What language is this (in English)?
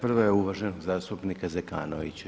Croatian